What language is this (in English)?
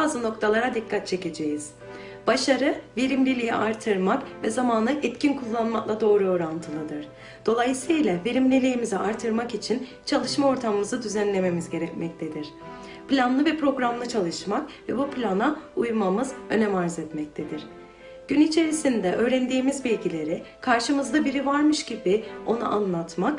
Turkish